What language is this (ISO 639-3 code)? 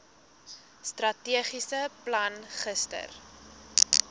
afr